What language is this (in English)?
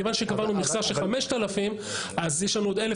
Hebrew